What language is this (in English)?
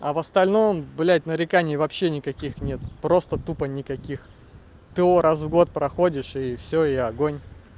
Russian